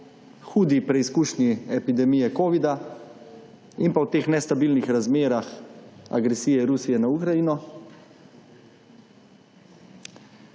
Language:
Slovenian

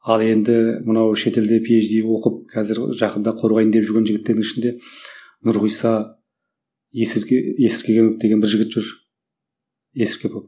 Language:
Kazakh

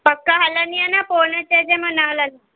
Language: Sindhi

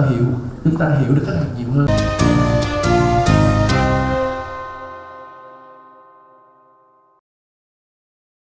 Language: Vietnamese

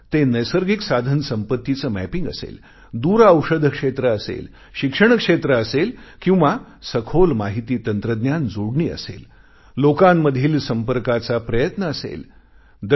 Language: Marathi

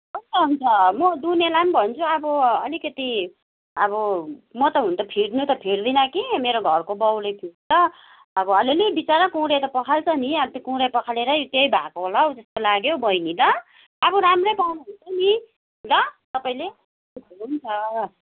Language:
Nepali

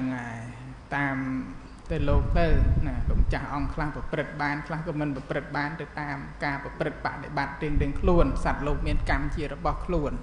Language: Thai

